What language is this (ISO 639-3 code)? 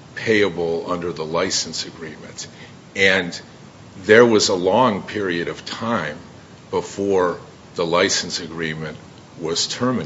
eng